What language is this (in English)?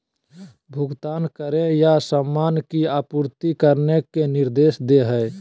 Magahi